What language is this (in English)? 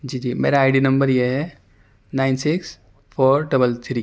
Urdu